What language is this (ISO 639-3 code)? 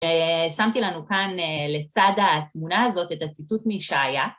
heb